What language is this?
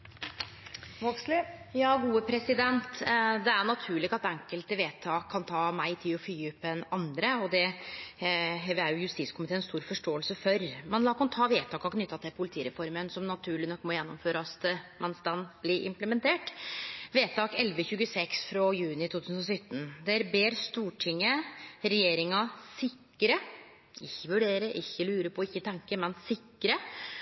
Norwegian Nynorsk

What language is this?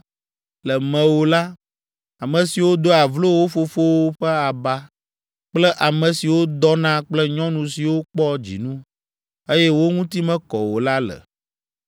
Ewe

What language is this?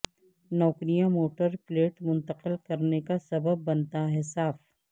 Urdu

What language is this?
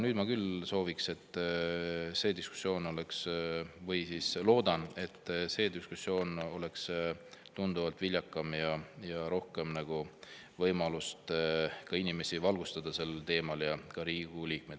Estonian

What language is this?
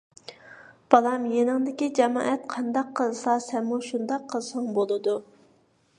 Uyghur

